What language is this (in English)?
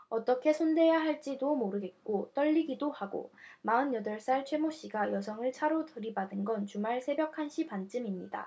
Korean